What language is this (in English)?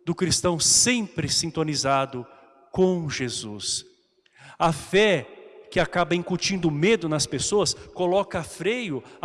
Portuguese